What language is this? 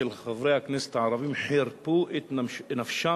Hebrew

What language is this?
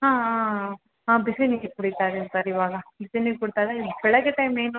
Kannada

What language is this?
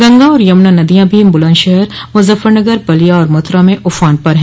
Hindi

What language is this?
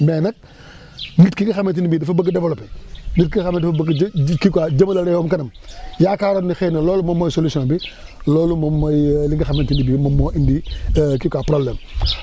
Wolof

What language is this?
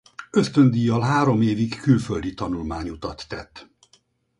Hungarian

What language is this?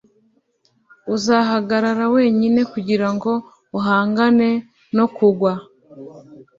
Kinyarwanda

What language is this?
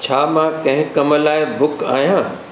Sindhi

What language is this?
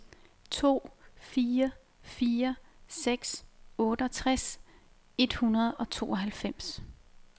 Danish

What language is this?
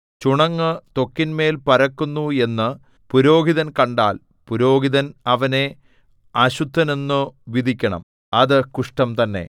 Malayalam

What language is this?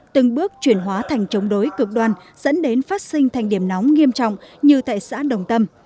Vietnamese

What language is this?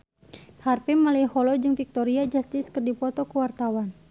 Sundanese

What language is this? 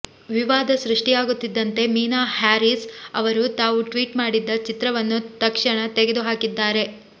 Kannada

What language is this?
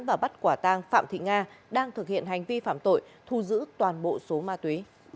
Vietnamese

